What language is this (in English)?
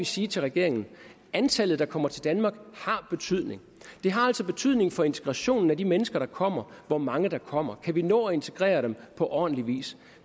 Danish